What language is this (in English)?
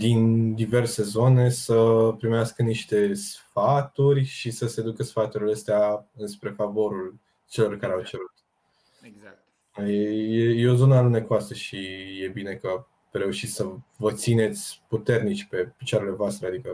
Romanian